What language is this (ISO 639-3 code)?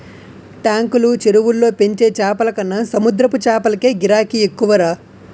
tel